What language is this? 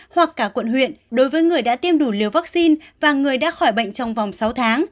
Vietnamese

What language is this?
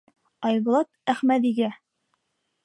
Bashkir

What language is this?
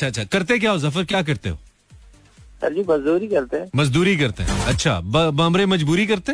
Hindi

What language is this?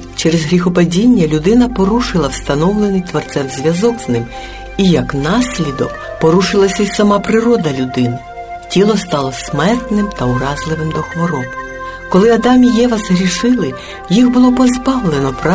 Ukrainian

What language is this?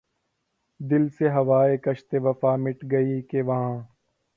Urdu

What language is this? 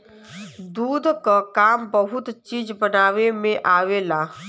Bhojpuri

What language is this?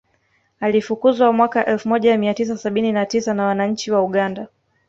Swahili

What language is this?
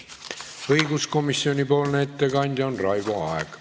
Estonian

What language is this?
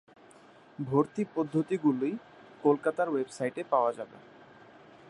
Bangla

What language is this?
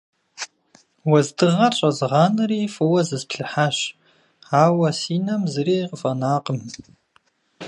Kabardian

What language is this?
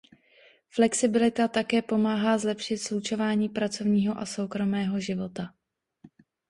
Czech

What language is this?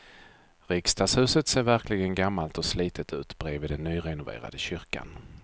Swedish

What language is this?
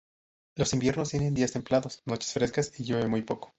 Spanish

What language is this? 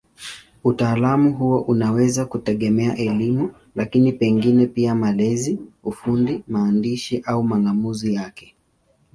Swahili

